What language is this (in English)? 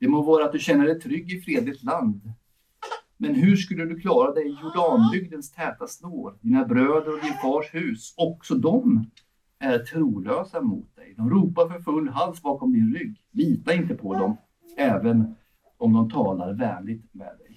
Swedish